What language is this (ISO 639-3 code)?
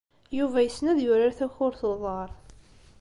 kab